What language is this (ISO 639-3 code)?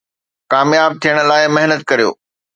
snd